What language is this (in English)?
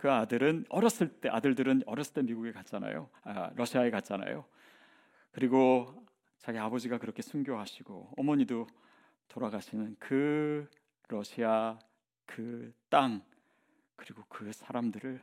Korean